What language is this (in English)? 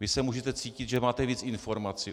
Czech